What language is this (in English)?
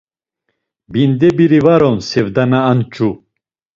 Laz